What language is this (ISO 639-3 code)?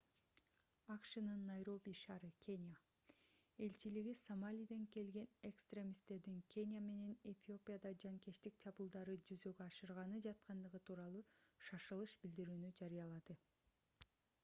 kir